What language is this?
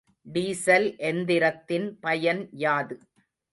Tamil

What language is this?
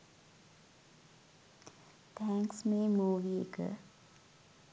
Sinhala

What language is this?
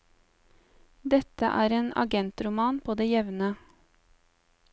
Norwegian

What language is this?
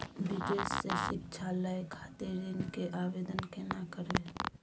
Maithili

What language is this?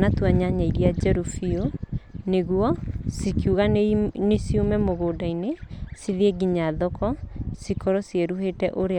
Kikuyu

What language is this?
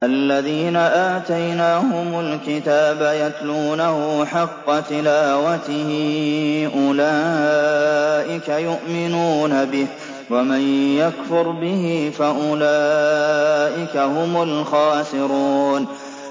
Arabic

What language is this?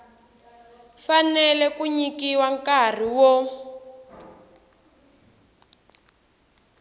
Tsonga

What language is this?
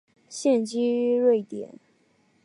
Chinese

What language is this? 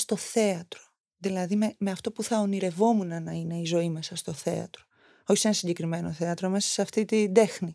Greek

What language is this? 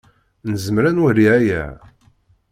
Kabyle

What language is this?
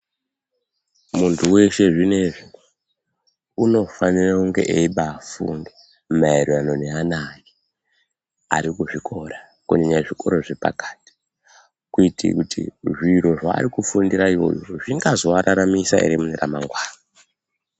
Ndau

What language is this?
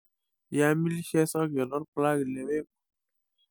Masai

